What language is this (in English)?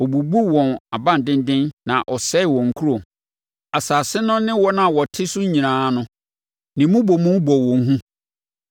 Akan